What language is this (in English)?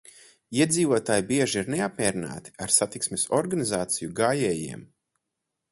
Latvian